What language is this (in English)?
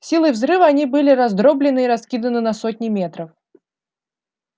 Russian